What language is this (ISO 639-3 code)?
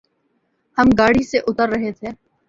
urd